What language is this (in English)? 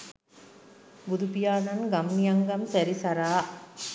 Sinhala